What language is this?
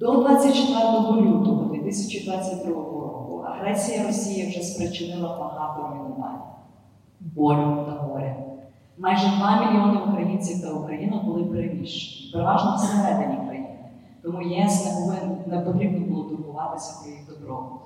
Ukrainian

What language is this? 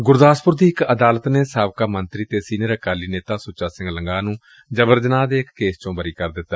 Punjabi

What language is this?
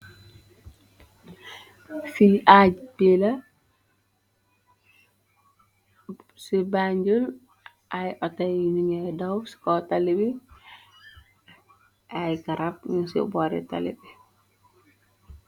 Wolof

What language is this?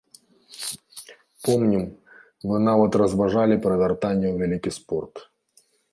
Belarusian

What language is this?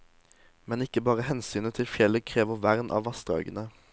Norwegian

